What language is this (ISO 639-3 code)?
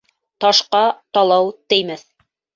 bak